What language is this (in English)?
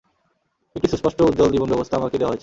Bangla